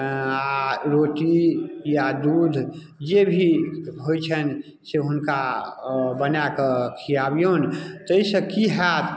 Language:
Maithili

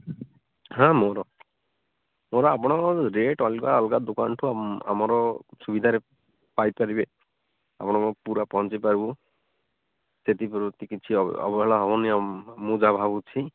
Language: Odia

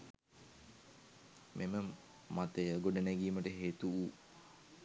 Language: Sinhala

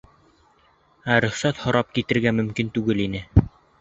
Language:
Bashkir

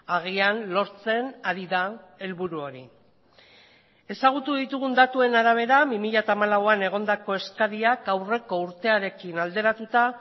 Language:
Basque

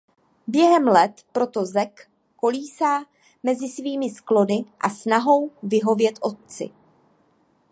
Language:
Czech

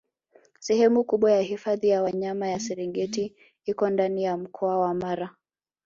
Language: Swahili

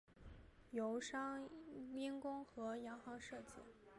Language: Chinese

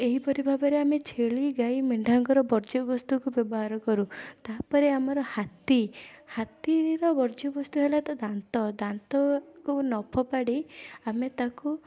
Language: Odia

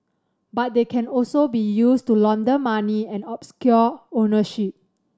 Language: English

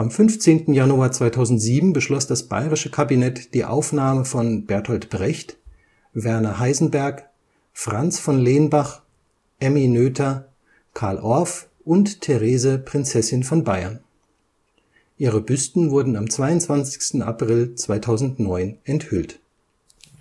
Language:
German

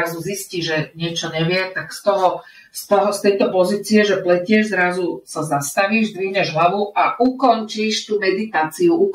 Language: Slovak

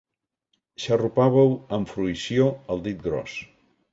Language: Catalan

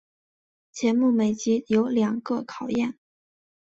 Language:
Chinese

